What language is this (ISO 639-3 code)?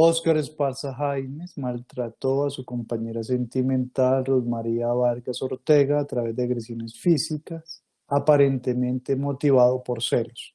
spa